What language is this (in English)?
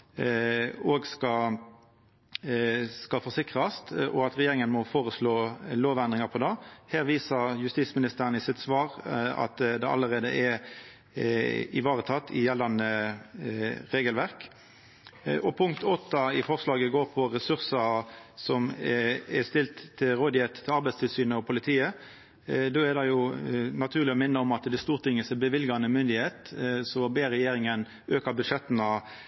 Norwegian Nynorsk